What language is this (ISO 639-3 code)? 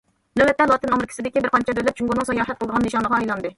uig